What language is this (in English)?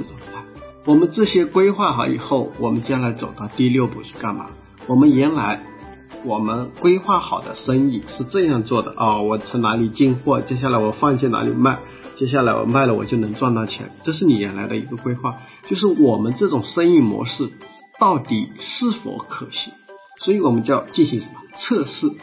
Chinese